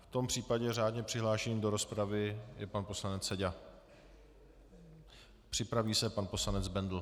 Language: Czech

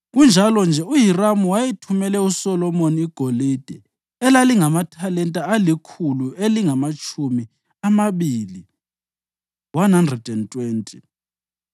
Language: North Ndebele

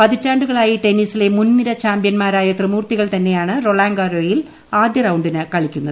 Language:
Malayalam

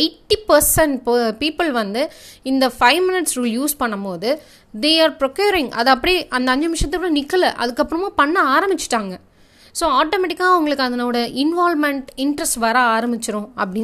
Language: Tamil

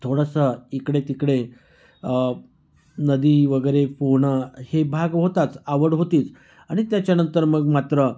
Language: Marathi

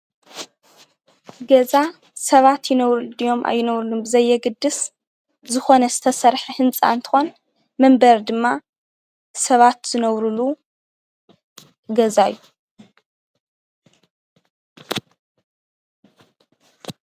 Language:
Tigrinya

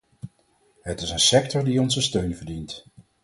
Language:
Dutch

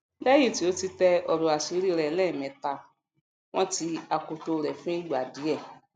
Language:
Yoruba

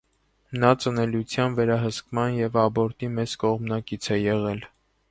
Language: Armenian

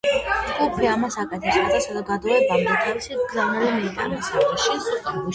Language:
Georgian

